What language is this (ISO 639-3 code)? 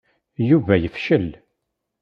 kab